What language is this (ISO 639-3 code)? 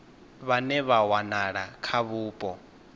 ven